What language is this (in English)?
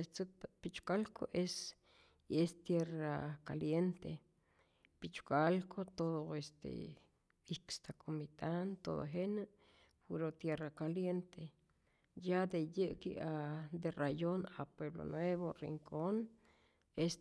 Rayón Zoque